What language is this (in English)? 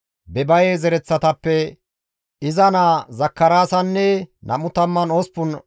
Gamo